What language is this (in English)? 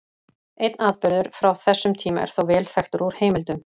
Icelandic